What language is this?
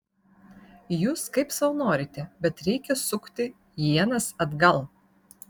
Lithuanian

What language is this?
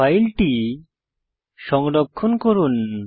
Bangla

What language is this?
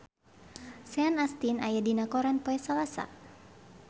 Sundanese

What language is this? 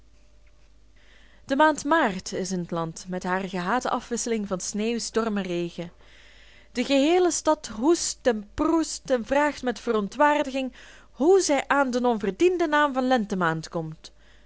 Dutch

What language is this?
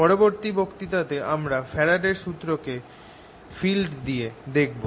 Bangla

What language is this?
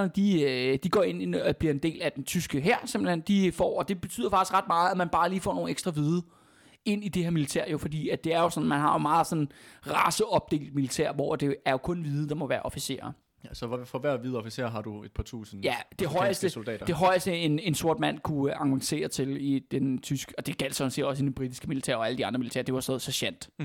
Danish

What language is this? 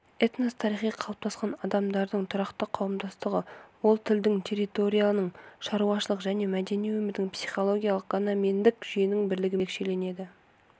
Kazakh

